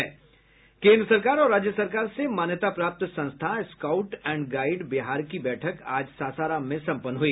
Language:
Hindi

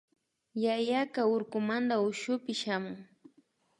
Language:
Imbabura Highland Quichua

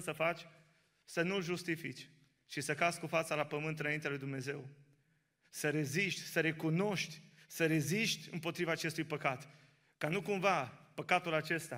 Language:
Romanian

